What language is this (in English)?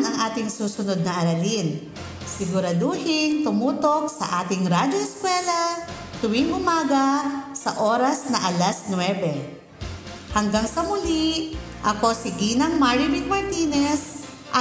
Filipino